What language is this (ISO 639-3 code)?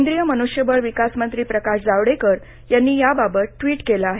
mar